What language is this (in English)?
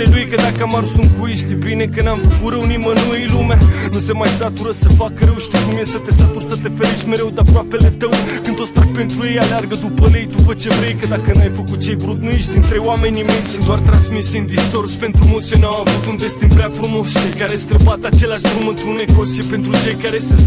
Romanian